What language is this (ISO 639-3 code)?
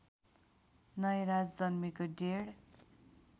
nep